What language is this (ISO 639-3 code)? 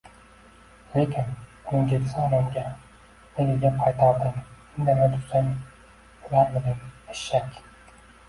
uzb